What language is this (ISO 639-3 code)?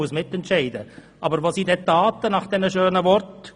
gsw